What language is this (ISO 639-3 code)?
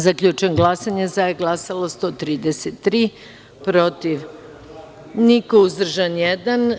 srp